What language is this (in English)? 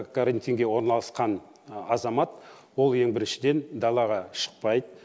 Kazakh